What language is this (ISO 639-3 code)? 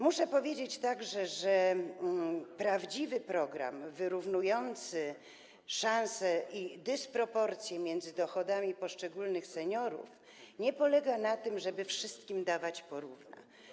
pol